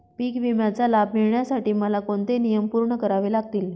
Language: Marathi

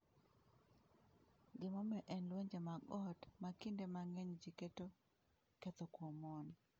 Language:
Luo (Kenya and Tanzania)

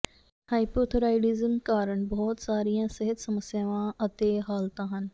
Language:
Punjabi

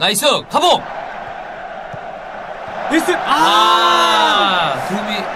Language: Korean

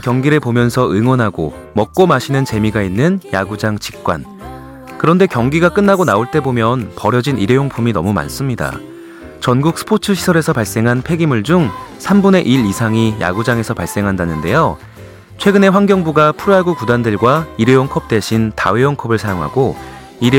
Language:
Korean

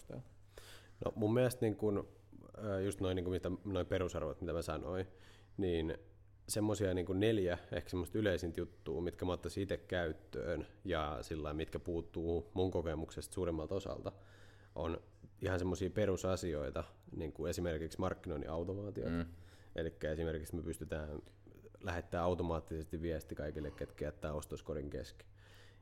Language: Finnish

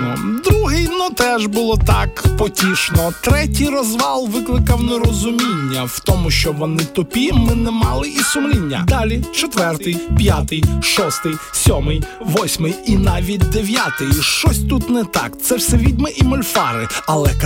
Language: Ukrainian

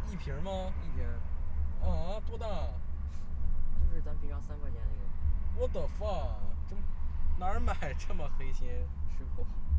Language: Chinese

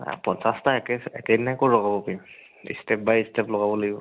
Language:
Assamese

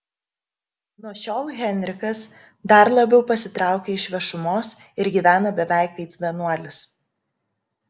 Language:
Lithuanian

